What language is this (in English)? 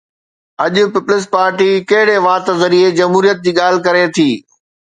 Sindhi